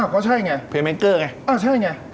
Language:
Thai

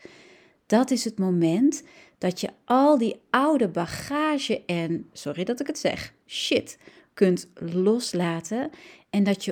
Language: Dutch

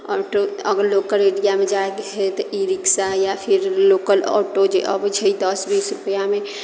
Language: Maithili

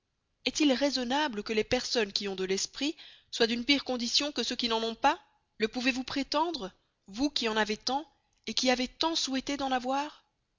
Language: French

